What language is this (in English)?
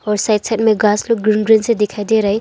Hindi